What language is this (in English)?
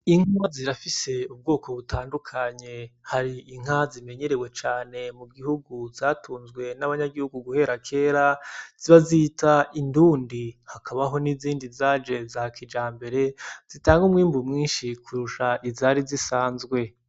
Rundi